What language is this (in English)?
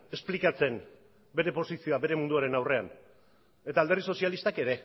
Basque